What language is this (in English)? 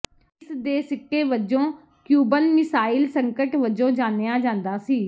Punjabi